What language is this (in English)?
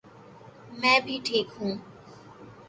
Urdu